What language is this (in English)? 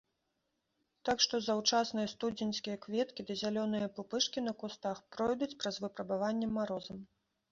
Belarusian